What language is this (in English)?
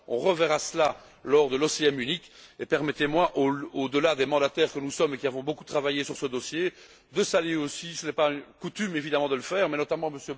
French